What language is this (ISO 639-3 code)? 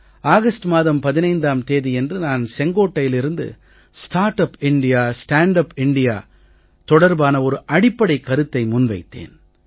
tam